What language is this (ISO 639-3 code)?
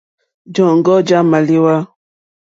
bri